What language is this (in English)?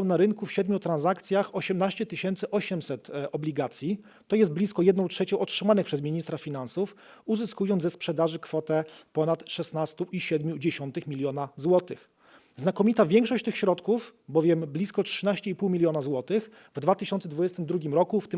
Polish